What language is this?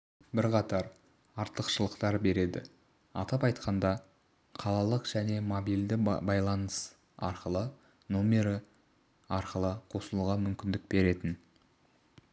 Kazakh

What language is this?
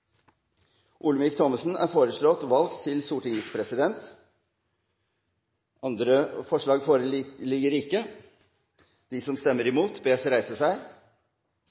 Norwegian Bokmål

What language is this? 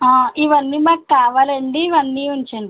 Telugu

